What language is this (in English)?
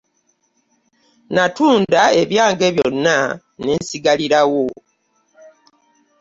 Ganda